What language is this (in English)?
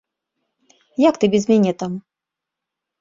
Belarusian